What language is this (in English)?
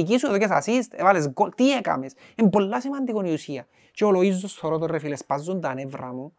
Greek